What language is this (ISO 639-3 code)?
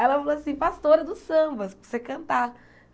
por